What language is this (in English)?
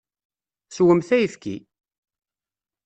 Kabyle